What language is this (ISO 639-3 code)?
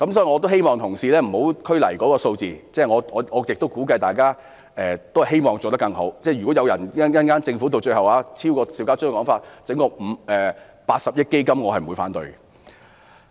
yue